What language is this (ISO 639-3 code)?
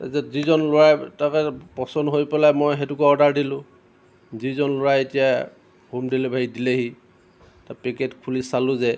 asm